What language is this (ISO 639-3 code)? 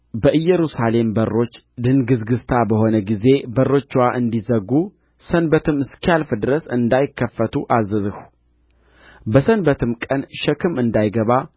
amh